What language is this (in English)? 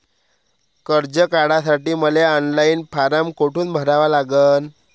Marathi